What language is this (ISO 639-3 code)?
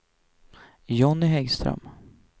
swe